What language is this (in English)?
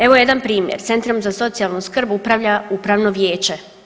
Croatian